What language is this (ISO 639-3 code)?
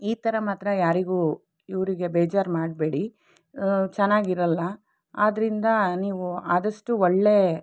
kan